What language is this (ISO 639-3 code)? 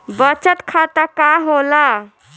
bho